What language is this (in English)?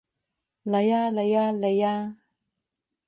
Cantonese